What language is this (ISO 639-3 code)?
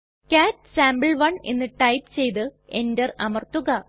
mal